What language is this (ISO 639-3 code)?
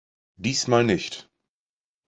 deu